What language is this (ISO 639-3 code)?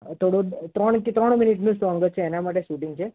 guj